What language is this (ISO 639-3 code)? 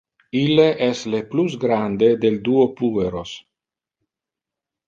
ina